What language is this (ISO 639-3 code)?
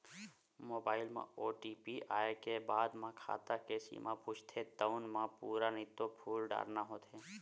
hne